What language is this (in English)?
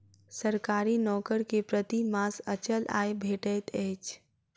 Maithili